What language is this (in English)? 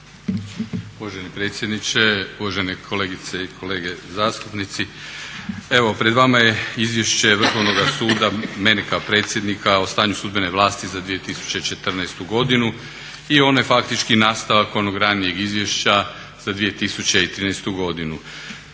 Croatian